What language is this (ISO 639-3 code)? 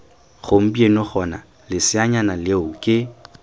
tsn